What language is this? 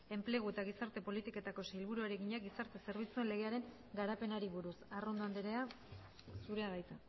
Basque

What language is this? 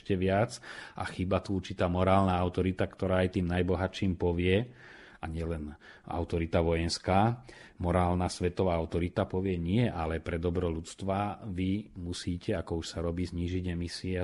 Slovak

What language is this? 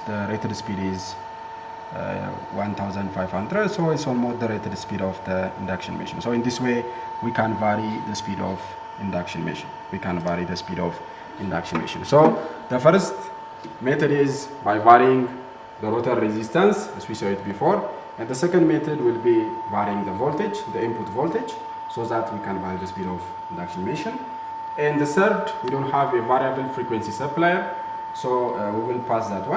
English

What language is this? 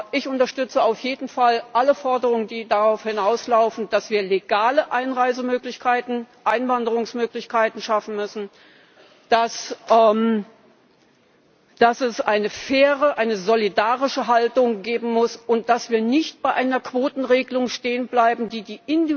German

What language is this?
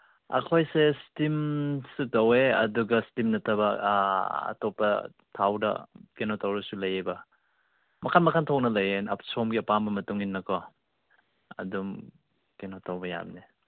Manipuri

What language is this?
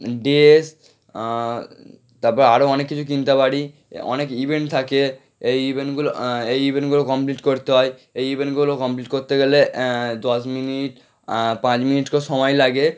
Bangla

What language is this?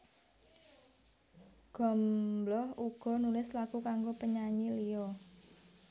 Javanese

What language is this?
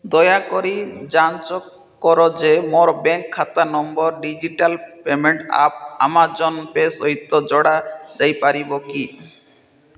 Odia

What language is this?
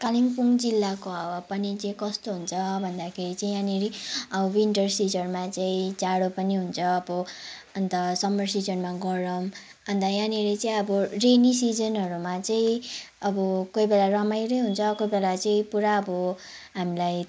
Nepali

